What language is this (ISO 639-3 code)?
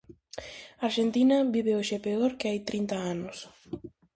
glg